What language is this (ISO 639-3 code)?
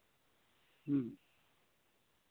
sat